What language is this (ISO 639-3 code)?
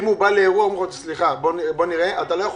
heb